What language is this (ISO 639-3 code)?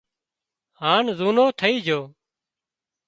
kxp